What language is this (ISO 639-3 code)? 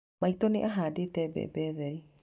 kik